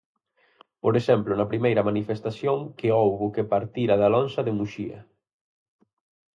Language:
Galician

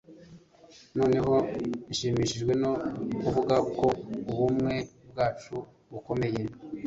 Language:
Kinyarwanda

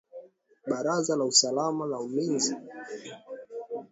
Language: Swahili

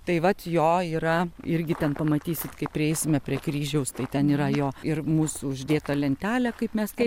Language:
Lithuanian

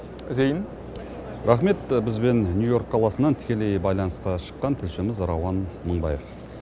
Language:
Kazakh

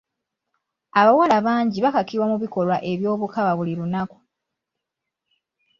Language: Ganda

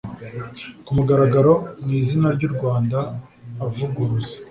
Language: Kinyarwanda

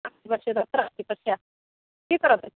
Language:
Sanskrit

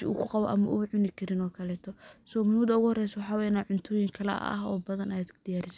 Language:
Somali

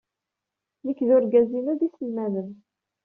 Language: Kabyle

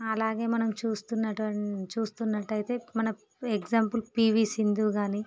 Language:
Telugu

